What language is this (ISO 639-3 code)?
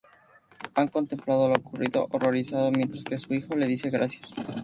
spa